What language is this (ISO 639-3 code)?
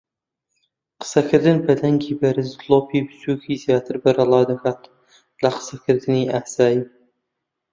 ckb